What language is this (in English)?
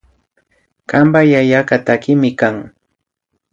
Imbabura Highland Quichua